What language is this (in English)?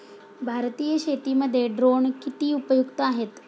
Marathi